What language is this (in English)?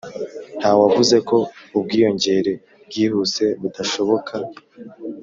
Kinyarwanda